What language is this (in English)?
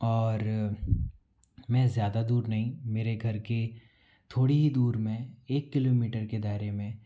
Hindi